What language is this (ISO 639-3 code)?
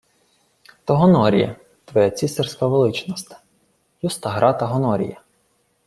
ukr